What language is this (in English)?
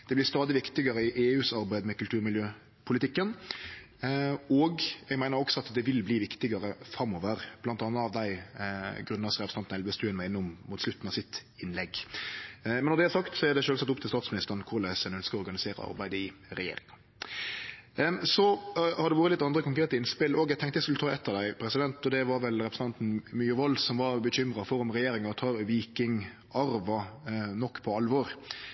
Norwegian Nynorsk